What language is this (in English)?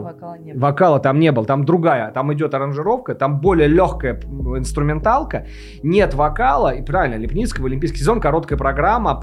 Russian